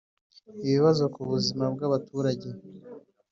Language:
Kinyarwanda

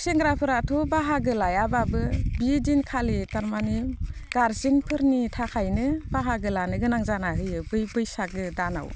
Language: Bodo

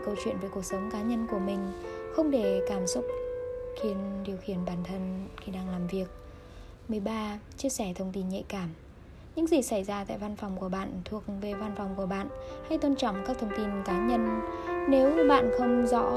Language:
Vietnamese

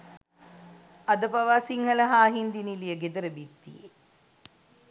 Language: Sinhala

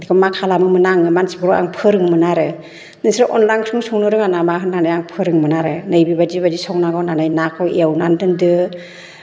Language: Bodo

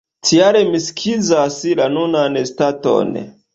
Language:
Esperanto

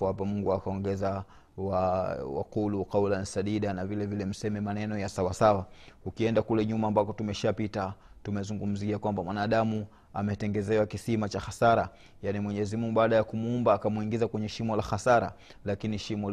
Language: Swahili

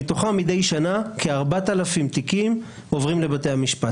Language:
Hebrew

